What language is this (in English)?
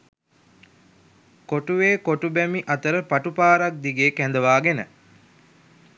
Sinhala